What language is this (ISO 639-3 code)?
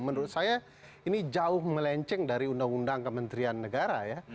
ind